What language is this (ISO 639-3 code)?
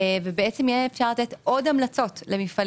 heb